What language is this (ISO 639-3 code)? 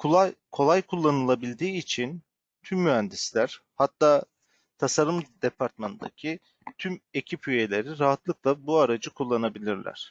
tur